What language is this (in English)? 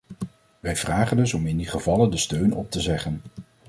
Dutch